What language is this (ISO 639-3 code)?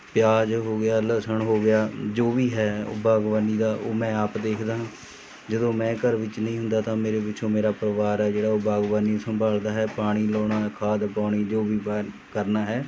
pan